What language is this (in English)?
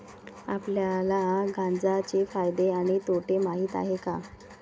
Marathi